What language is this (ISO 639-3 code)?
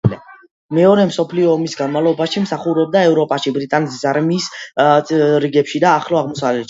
kat